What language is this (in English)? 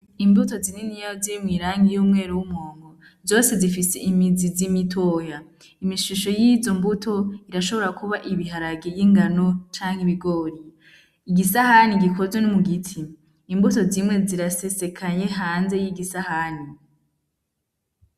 Rundi